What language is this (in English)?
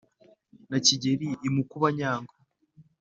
Kinyarwanda